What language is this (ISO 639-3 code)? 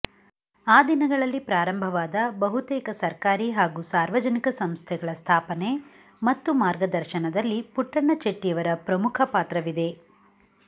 kan